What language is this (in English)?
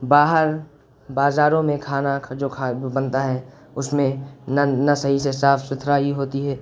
Urdu